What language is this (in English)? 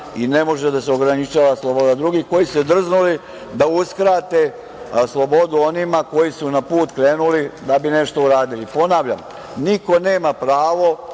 Serbian